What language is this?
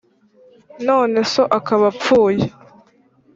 Kinyarwanda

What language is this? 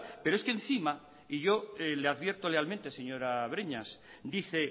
Spanish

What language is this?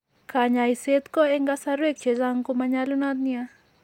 Kalenjin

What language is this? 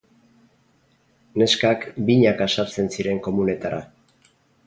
Basque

